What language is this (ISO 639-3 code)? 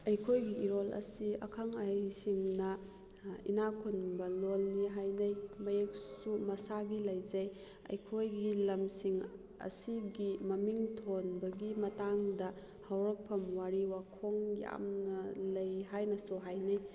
mni